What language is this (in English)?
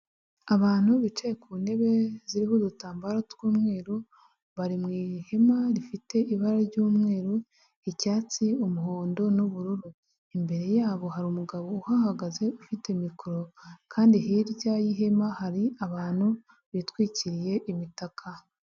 Kinyarwanda